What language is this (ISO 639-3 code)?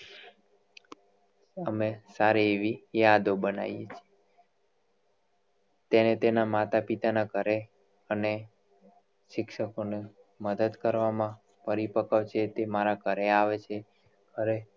guj